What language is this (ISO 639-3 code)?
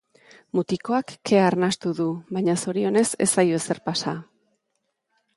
eus